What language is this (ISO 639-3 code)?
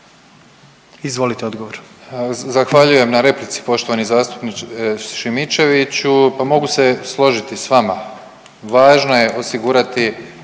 hrv